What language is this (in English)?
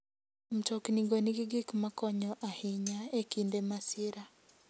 Luo (Kenya and Tanzania)